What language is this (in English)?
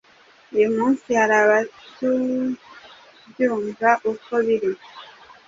Kinyarwanda